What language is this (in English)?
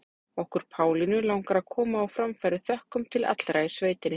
Icelandic